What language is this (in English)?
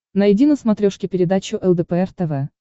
Russian